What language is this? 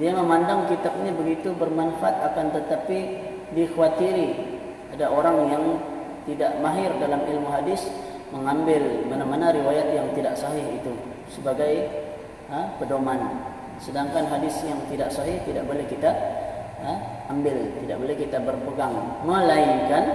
Malay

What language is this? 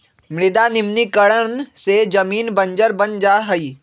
Magahi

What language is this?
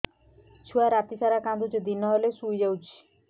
Odia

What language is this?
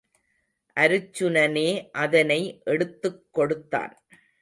Tamil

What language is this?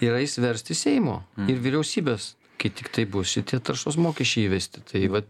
Lithuanian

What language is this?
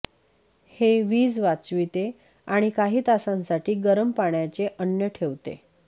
Marathi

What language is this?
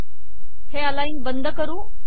Marathi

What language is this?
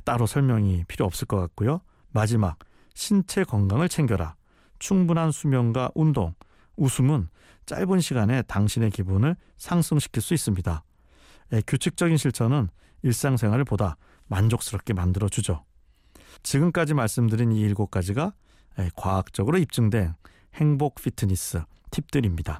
Korean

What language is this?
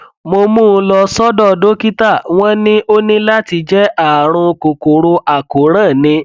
Yoruba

